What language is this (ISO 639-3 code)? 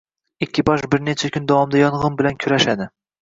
uzb